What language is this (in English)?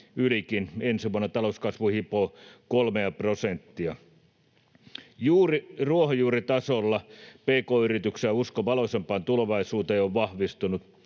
Finnish